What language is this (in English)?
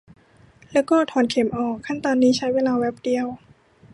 Thai